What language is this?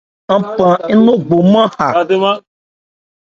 Ebrié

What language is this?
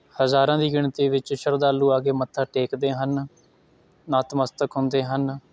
Punjabi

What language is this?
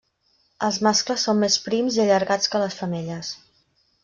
Catalan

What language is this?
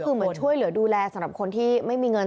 Thai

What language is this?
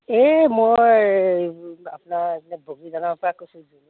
Assamese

